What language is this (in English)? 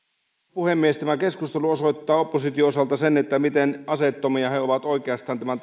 Finnish